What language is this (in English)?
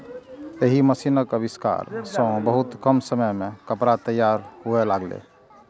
Maithili